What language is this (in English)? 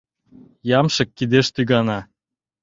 Mari